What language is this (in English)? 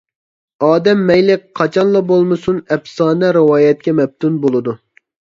Uyghur